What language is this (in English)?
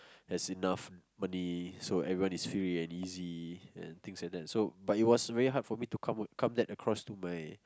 English